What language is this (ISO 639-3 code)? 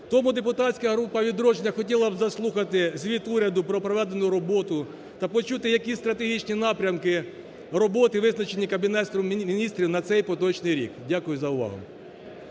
ukr